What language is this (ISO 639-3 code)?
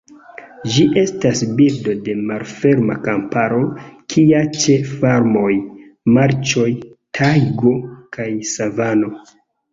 epo